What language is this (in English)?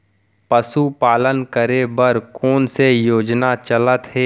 Chhattisgarhi